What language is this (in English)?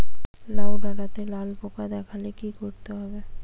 Bangla